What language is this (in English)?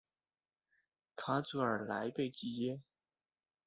Chinese